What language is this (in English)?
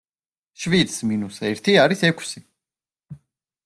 Georgian